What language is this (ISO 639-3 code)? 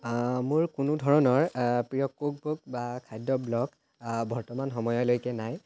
asm